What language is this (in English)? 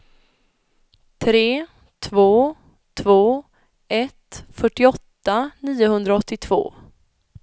Swedish